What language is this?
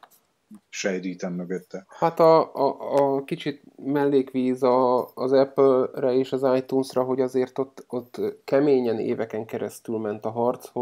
Hungarian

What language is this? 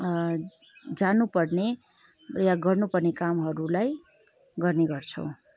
Nepali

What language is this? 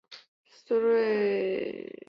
Chinese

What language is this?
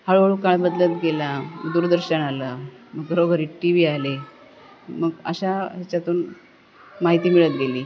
Marathi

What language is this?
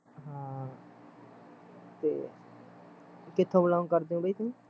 Punjabi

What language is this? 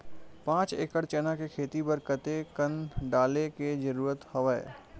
Chhattisgarhi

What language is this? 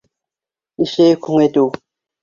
Bashkir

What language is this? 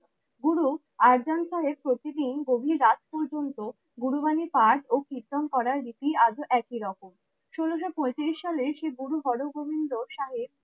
Bangla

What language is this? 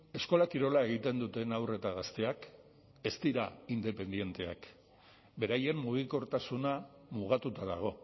Basque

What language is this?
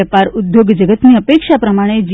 Gujarati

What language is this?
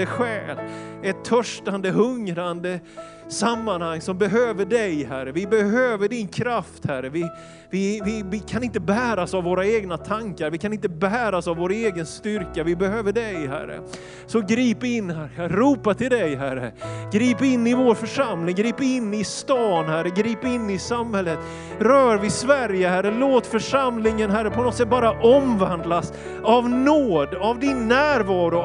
Swedish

